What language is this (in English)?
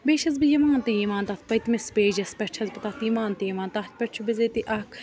Kashmiri